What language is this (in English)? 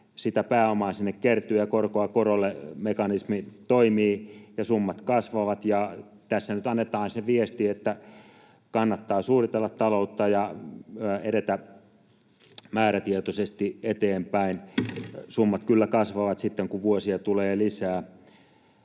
Finnish